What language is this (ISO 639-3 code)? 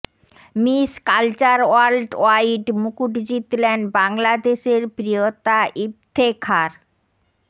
ben